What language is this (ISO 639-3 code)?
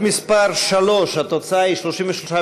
heb